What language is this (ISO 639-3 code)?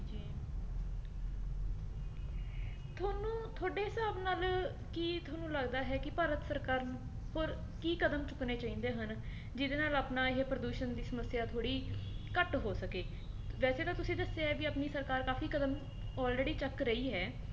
pan